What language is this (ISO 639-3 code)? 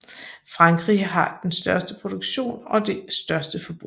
dan